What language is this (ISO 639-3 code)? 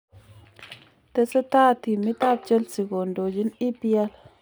kln